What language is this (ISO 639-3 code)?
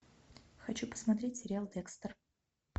rus